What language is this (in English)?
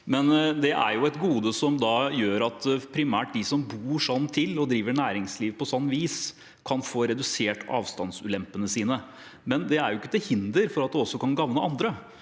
Norwegian